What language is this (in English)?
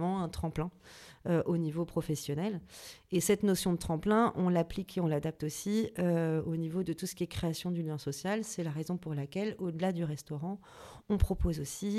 French